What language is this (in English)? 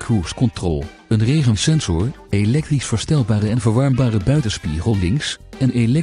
Dutch